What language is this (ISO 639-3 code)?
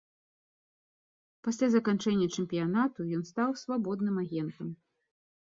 bel